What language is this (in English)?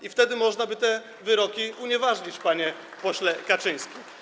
Polish